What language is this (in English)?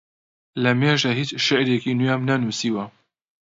Central Kurdish